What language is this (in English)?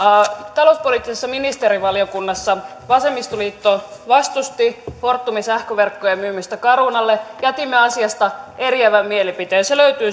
Finnish